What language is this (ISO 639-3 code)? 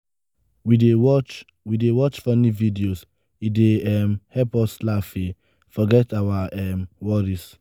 pcm